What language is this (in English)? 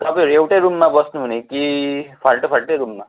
Nepali